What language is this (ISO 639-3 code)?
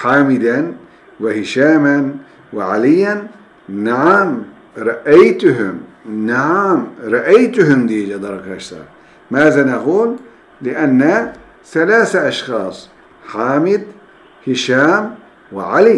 tur